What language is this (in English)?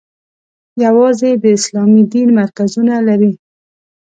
Pashto